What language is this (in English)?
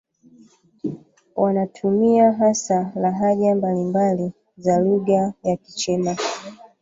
Swahili